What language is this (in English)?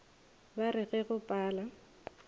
Northern Sotho